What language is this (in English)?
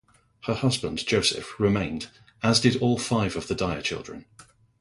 English